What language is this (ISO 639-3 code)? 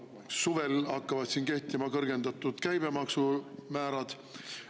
est